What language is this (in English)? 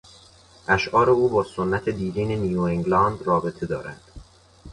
Persian